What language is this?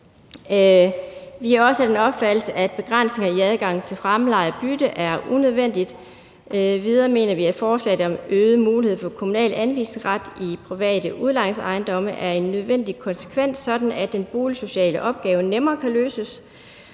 Danish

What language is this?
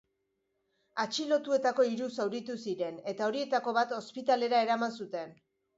Basque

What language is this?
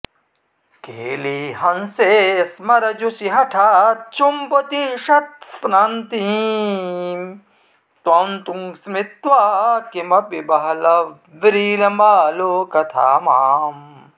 Sanskrit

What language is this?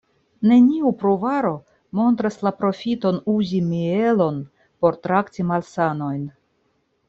Esperanto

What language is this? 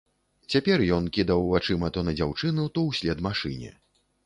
Belarusian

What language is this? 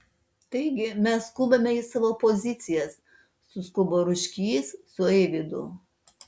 Lithuanian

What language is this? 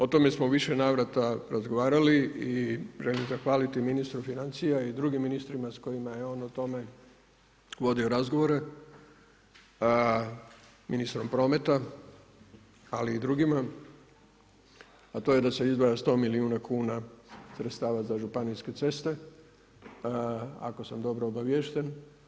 Croatian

